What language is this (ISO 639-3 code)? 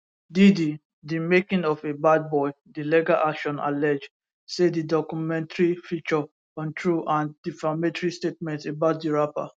pcm